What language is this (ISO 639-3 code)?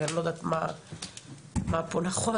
heb